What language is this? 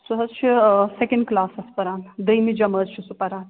Kashmiri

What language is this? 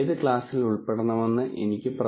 Malayalam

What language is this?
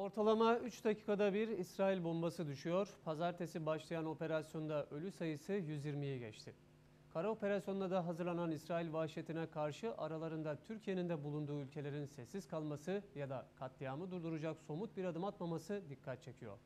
Turkish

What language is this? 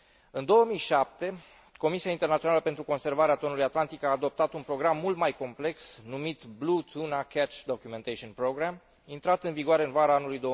Romanian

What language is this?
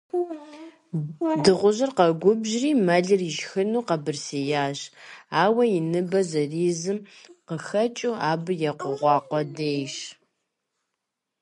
Kabardian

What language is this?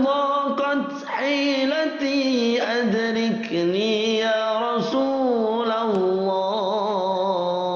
Arabic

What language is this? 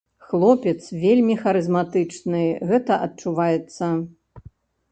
Belarusian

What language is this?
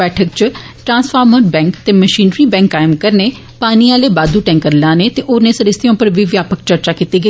Dogri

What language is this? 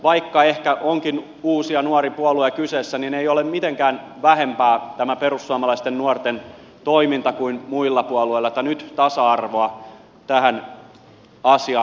Finnish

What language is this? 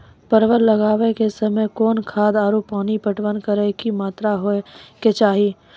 Maithili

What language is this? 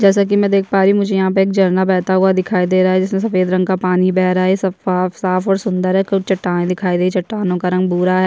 Hindi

